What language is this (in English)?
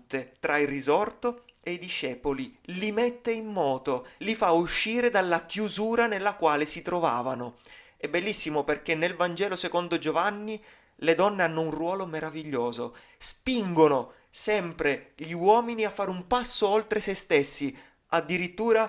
Italian